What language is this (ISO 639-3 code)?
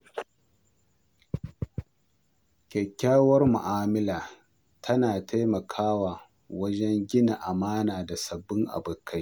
hau